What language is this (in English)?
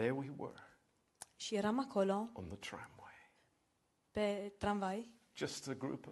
Romanian